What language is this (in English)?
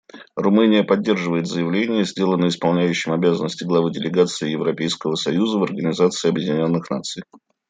Russian